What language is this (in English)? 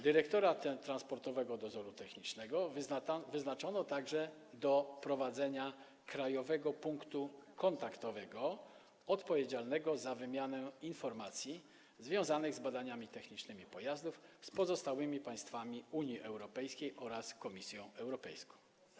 Polish